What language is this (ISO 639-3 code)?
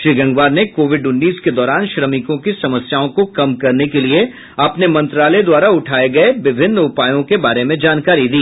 hin